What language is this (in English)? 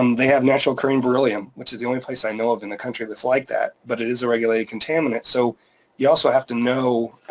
English